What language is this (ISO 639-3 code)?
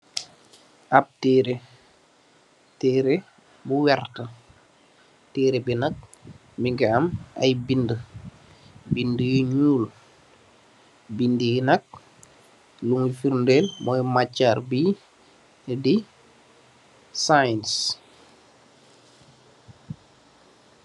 wol